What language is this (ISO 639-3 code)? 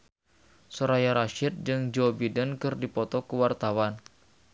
sun